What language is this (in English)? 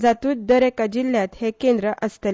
Konkani